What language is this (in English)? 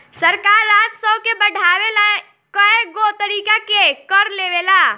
Bhojpuri